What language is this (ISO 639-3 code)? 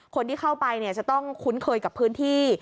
tha